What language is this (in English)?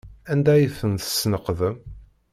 Kabyle